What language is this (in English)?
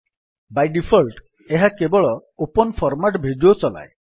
Odia